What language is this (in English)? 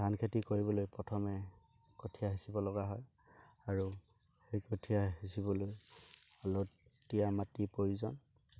Assamese